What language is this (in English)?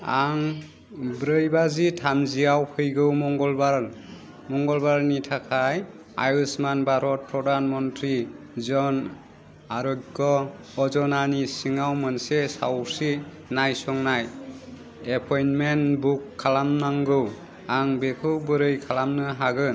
Bodo